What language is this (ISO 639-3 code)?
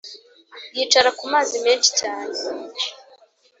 kin